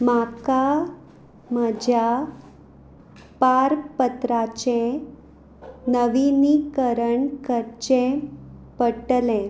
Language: Konkani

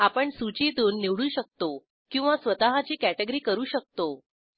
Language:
Marathi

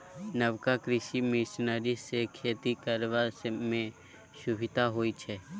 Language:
Maithili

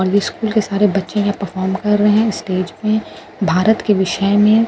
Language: Hindi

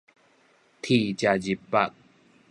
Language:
Min Nan Chinese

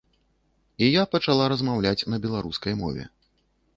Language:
Belarusian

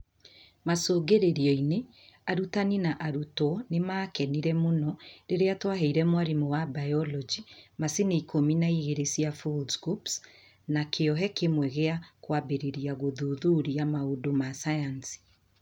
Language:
Kikuyu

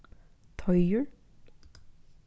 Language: Faroese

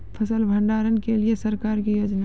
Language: Maithili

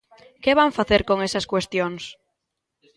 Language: Galician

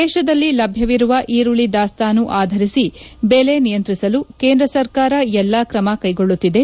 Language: Kannada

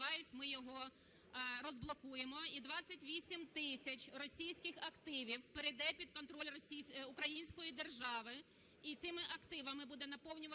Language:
Ukrainian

